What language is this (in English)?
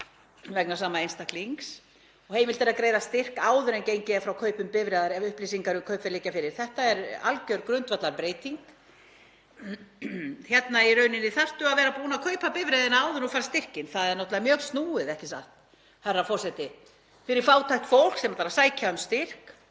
Icelandic